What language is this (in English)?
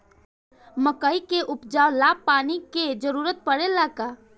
Bhojpuri